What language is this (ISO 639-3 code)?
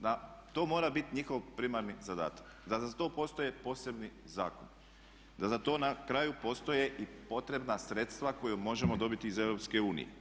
hrv